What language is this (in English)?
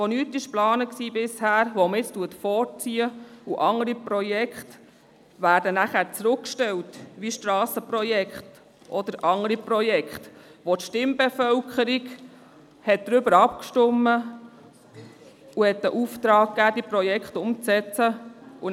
Swiss German